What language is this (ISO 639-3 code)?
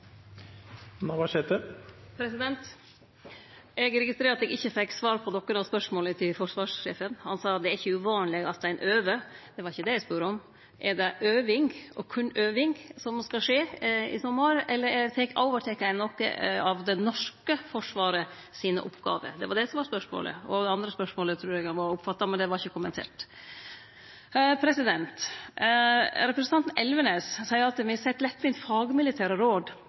nor